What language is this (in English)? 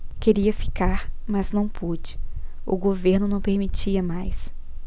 Portuguese